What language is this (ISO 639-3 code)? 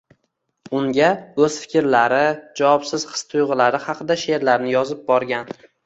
uzb